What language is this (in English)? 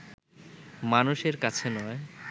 Bangla